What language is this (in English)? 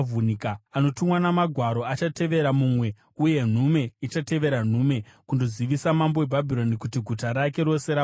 Shona